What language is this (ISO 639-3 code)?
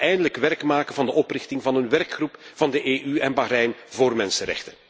nld